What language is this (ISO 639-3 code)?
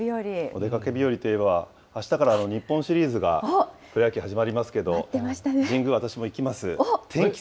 jpn